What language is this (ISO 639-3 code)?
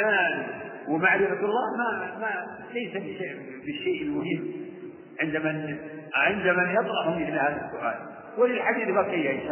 ara